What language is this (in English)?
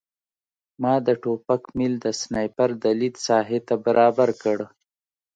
Pashto